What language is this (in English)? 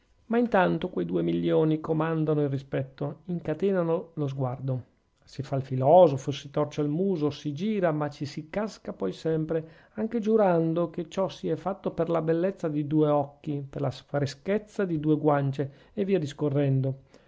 Italian